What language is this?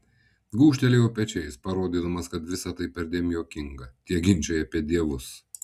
Lithuanian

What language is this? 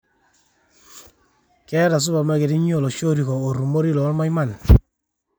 Masai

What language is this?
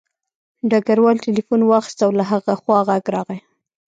Pashto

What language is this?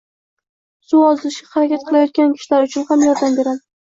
Uzbek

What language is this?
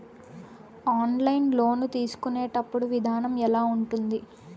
Telugu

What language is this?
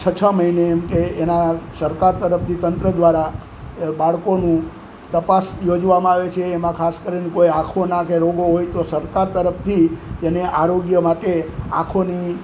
Gujarati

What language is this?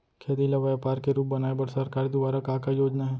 Chhattisgarhi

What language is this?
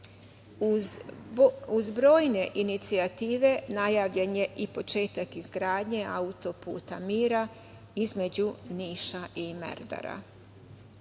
Serbian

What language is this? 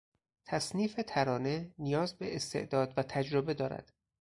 Persian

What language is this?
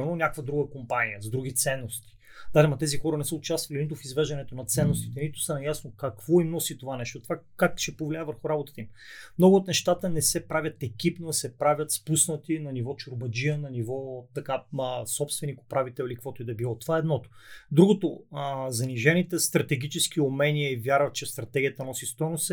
Bulgarian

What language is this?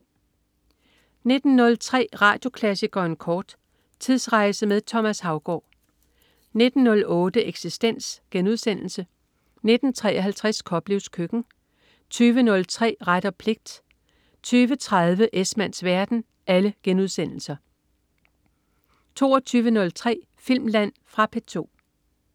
Danish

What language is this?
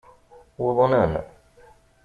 Kabyle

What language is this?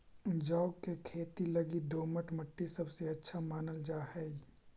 Magahi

